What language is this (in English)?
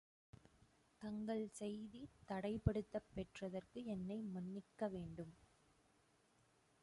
Tamil